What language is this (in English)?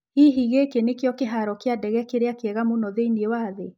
Kikuyu